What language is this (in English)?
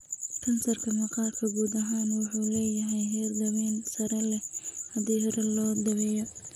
Somali